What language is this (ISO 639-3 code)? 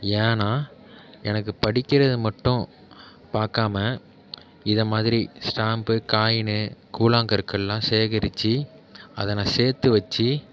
tam